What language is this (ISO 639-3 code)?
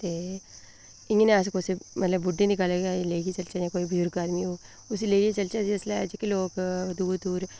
doi